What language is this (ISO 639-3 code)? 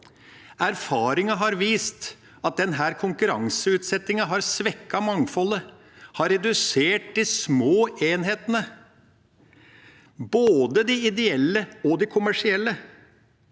nor